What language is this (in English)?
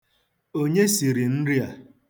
Igbo